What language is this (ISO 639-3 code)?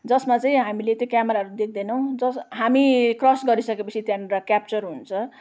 nep